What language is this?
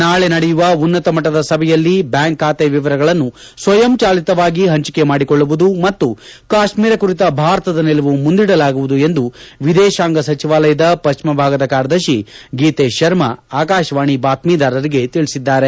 Kannada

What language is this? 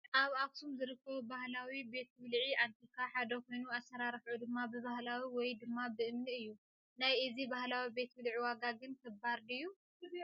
Tigrinya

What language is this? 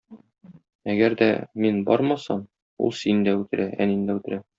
Tatar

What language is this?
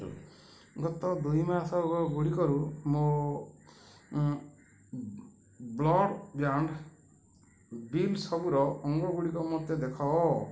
Odia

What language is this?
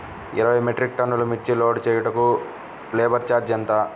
Telugu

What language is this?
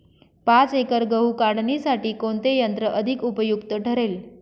Marathi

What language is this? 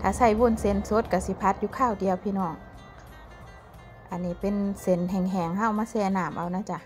Thai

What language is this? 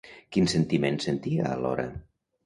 Catalan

